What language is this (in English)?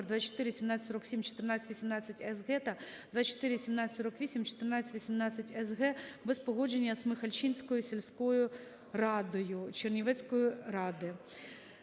Ukrainian